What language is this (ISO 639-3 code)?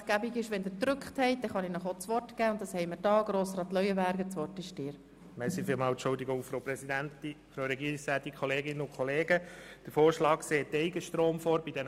gsw